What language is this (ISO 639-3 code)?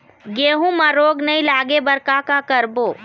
hne